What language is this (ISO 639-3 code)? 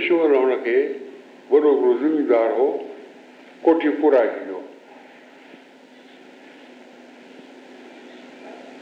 hin